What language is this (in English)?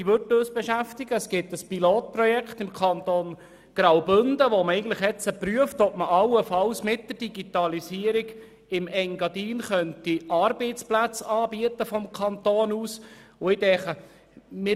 Swiss German